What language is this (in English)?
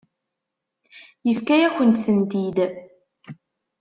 Kabyle